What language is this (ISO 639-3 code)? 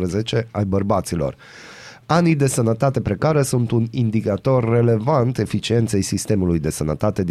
ron